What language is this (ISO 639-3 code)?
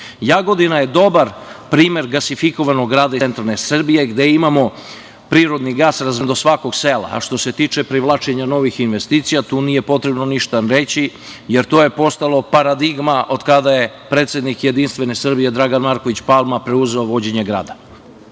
srp